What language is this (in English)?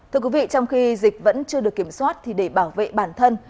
Vietnamese